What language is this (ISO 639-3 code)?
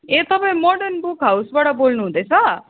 nep